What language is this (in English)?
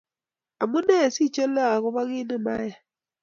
Kalenjin